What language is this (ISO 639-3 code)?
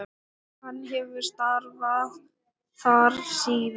isl